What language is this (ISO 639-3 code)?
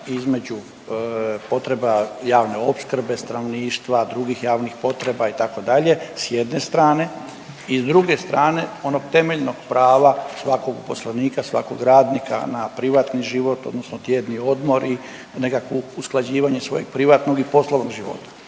hrv